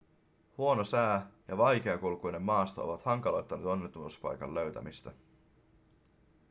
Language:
Finnish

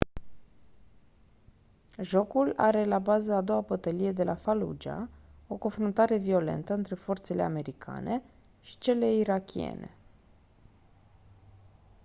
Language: Romanian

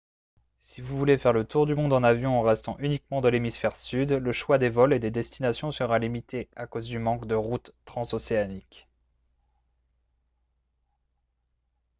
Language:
French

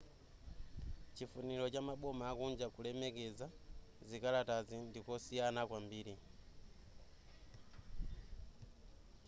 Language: Nyanja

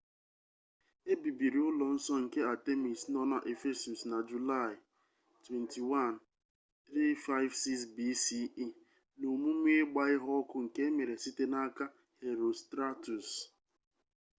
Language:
Igbo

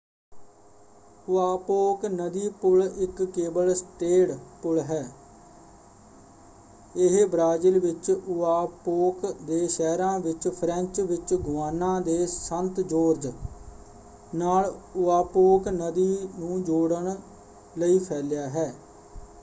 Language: Punjabi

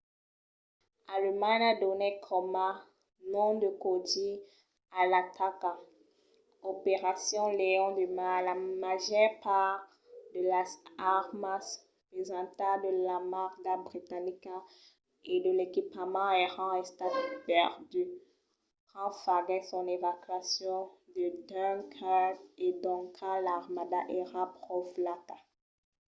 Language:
Occitan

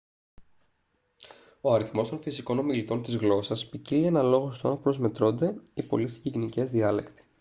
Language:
Greek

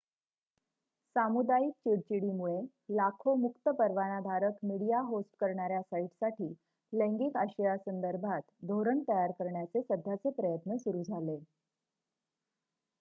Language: Marathi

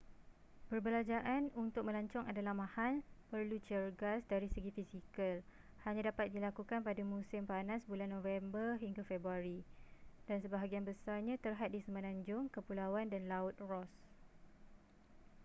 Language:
Malay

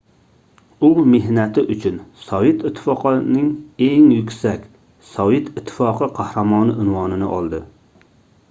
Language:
Uzbek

